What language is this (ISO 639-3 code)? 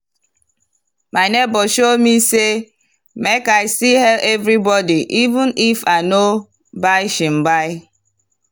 pcm